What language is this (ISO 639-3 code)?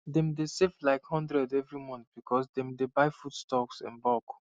pcm